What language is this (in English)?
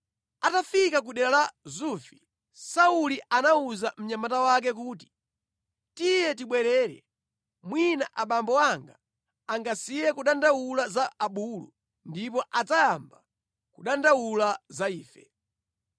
Nyanja